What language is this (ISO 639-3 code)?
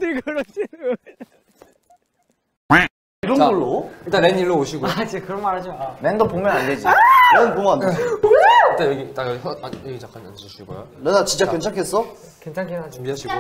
kor